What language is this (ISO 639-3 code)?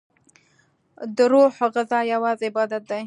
pus